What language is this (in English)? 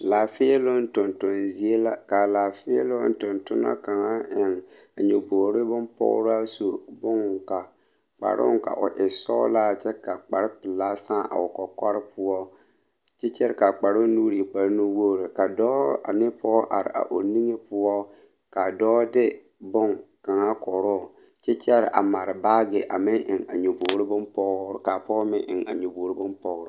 Southern Dagaare